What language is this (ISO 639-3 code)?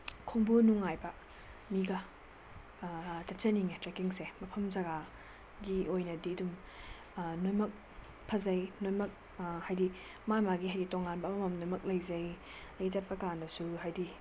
mni